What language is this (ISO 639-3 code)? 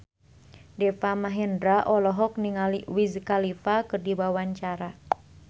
sun